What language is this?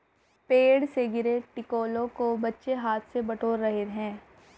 Hindi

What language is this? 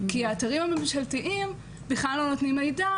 Hebrew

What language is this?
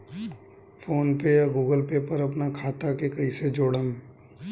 Bhojpuri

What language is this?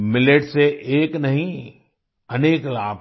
Hindi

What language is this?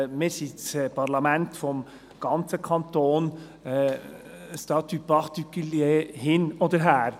Swiss German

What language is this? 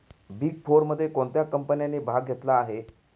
Marathi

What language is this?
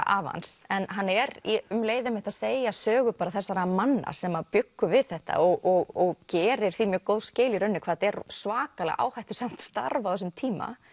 Icelandic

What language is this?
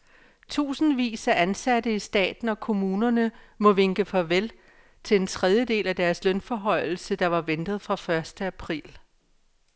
Danish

